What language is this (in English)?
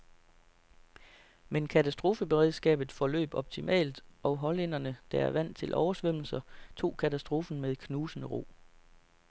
Danish